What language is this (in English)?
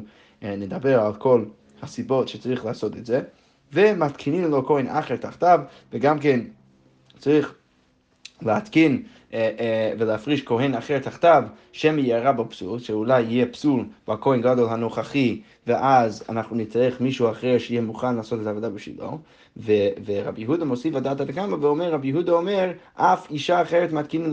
Hebrew